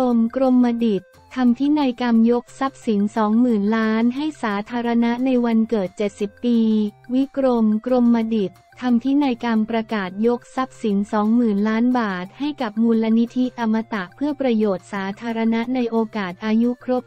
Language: Thai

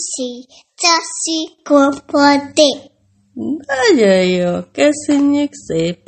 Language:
Hungarian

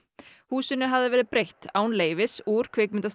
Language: Icelandic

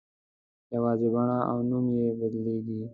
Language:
Pashto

